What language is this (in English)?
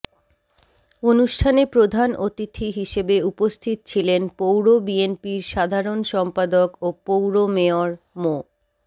Bangla